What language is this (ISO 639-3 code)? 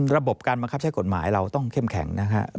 tha